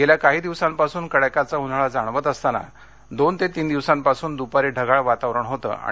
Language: Marathi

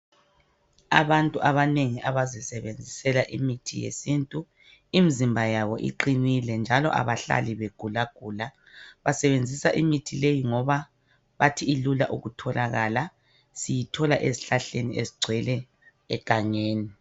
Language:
North Ndebele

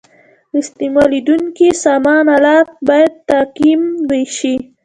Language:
Pashto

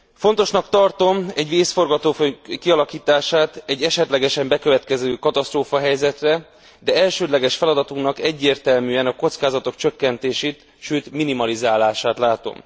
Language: Hungarian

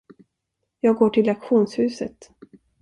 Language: Swedish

